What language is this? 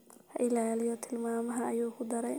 Somali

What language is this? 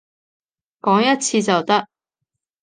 Cantonese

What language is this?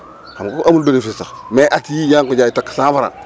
Wolof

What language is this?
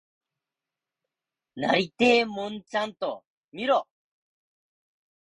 Japanese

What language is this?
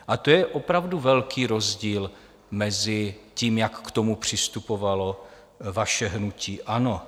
Czech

